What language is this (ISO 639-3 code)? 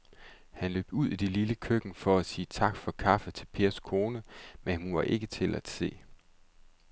dan